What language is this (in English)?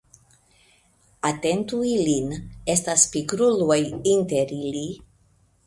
Esperanto